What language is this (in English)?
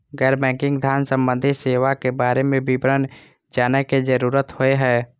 Maithili